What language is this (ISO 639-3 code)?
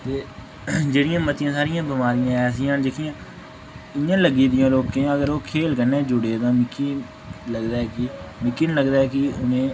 doi